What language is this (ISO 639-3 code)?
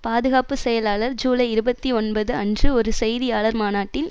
tam